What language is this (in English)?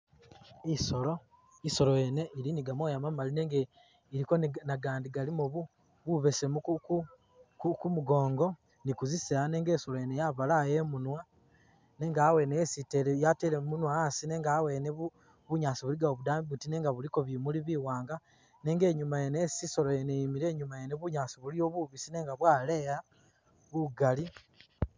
Masaaba